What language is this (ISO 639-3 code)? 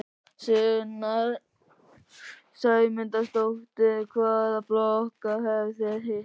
isl